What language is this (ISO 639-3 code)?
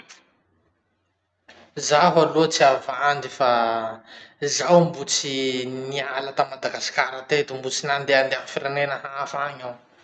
msh